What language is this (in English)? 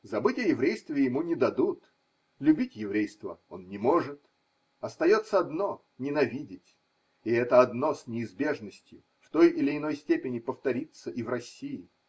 Russian